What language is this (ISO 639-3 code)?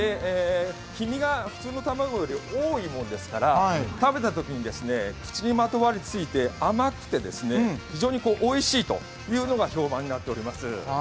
jpn